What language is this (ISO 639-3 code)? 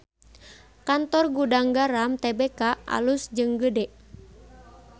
sun